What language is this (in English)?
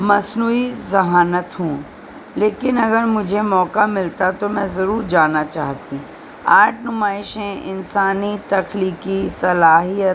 Urdu